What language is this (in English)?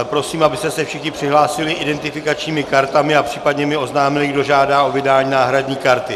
Czech